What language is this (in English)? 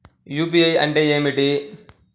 Telugu